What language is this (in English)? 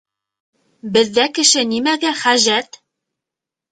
Bashkir